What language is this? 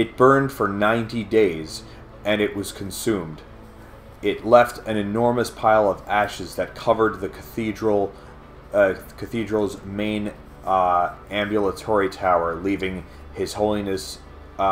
English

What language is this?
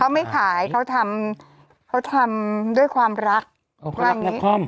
Thai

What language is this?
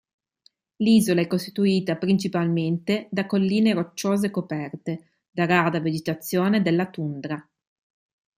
Italian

